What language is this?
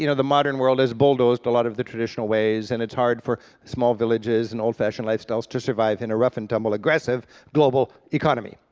English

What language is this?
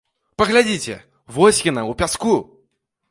Belarusian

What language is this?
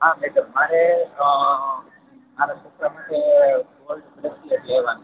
Gujarati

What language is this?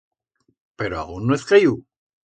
Aragonese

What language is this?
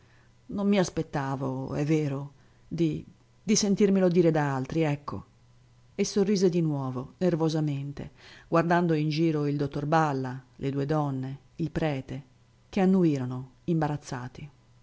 Italian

